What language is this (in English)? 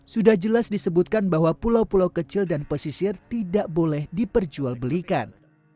Indonesian